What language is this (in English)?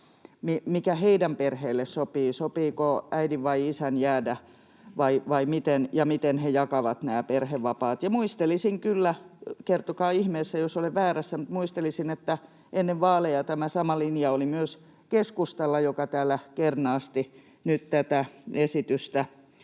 Finnish